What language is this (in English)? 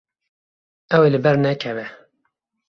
Kurdish